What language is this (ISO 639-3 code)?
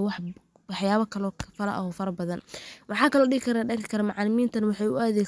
som